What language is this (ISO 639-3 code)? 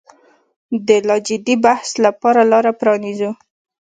pus